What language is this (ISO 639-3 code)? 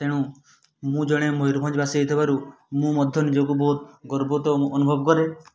ori